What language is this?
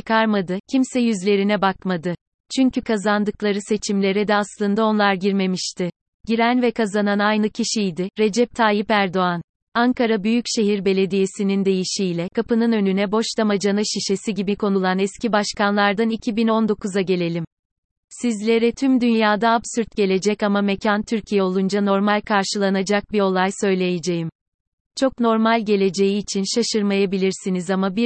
Turkish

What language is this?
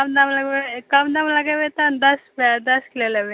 Maithili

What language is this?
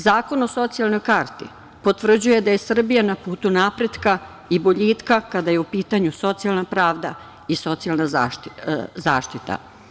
Serbian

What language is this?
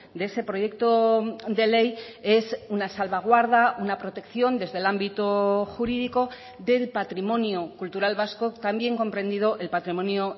Spanish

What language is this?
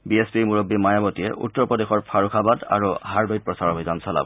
Assamese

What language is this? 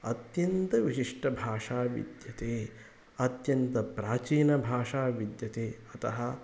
Sanskrit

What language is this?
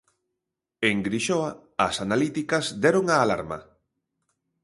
Galician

